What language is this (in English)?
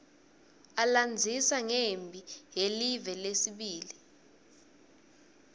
Swati